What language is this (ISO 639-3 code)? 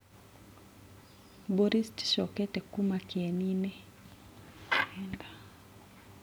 kik